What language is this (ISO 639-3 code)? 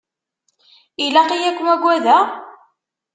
kab